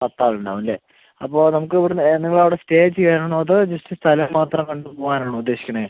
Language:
Malayalam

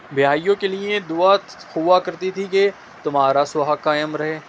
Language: Urdu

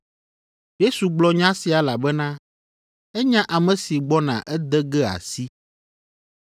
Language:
Ewe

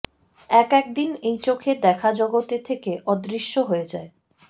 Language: Bangla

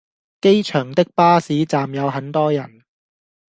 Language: Cantonese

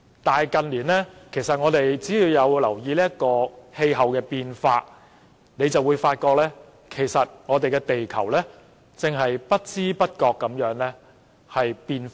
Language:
Cantonese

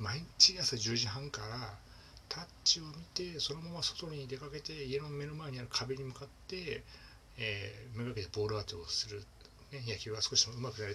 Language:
Japanese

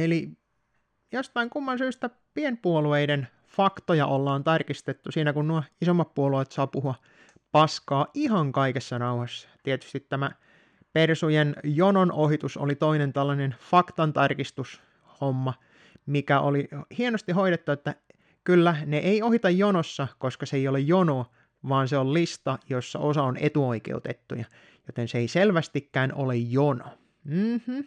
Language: Finnish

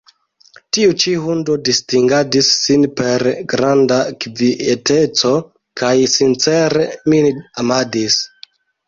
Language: Esperanto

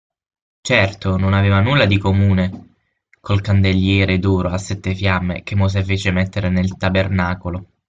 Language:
Italian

